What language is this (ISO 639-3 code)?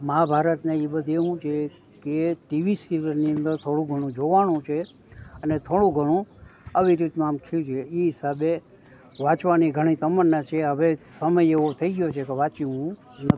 guj